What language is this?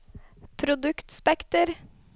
Norwegian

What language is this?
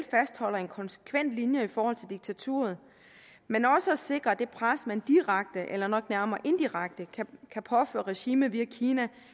Danish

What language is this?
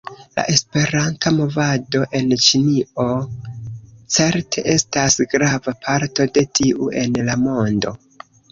Esperanto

